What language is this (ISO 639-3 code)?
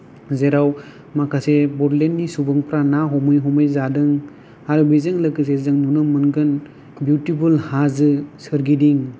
brx